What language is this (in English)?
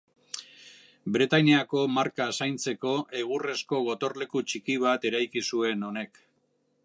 Basque